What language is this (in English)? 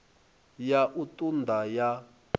Venda